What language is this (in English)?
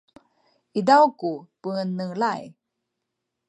Sakizaya